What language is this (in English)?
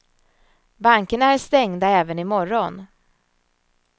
Swedish